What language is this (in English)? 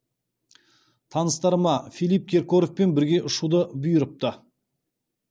Kazakh